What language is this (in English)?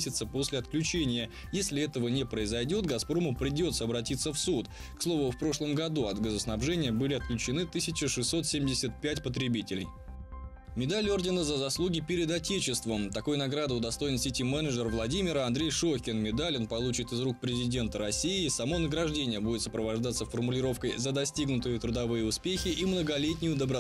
Russian